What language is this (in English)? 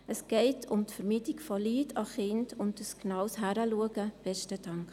Swiss German